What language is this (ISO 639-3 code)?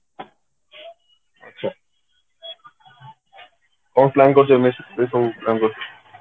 ori